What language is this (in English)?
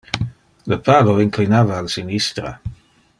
Interlingua